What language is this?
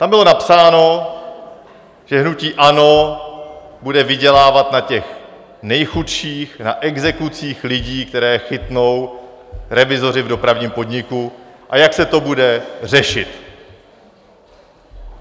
Czech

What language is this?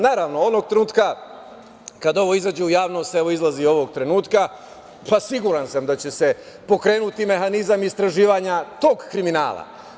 Serbian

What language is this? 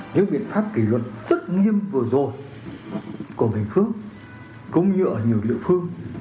Vietnamese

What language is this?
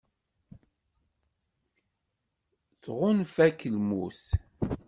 Kabyle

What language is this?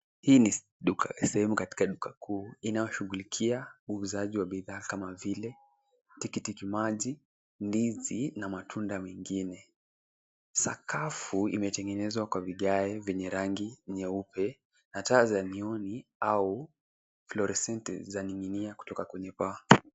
Swahili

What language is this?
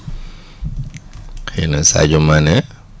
Wolof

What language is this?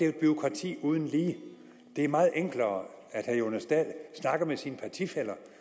Danish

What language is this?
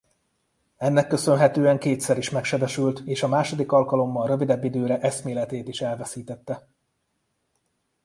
Hungarian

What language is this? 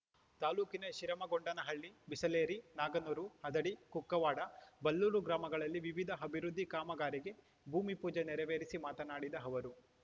Kannada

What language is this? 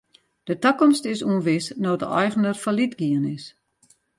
Western Frisian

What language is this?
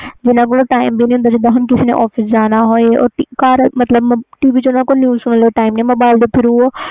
Punjabi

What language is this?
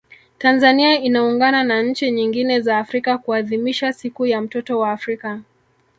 Swahili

